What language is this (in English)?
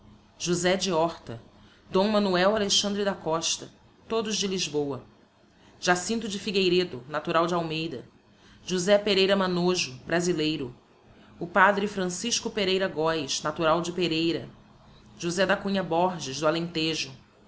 Portuguese